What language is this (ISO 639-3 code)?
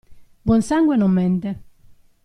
ita